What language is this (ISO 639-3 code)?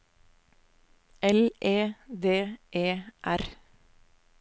nor